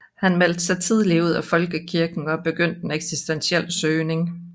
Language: Danish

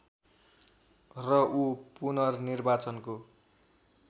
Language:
Nepali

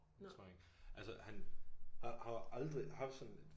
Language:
Danish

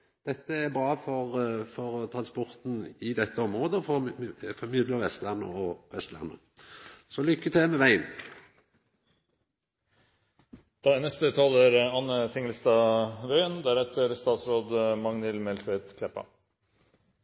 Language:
Norwegian Nynorsk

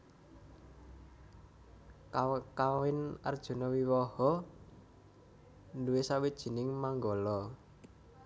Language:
Javanese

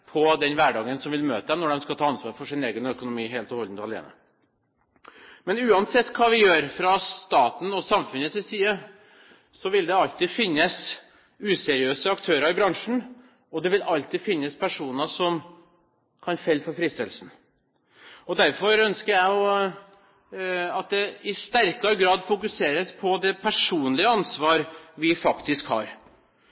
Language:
Norwegian Bokmål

